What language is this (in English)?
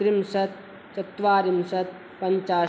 Sanskrit